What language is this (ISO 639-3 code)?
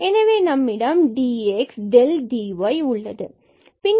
tam